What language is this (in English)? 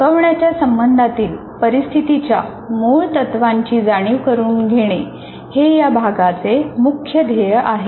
Marathi